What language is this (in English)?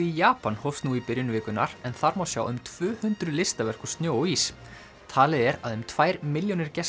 Icelandic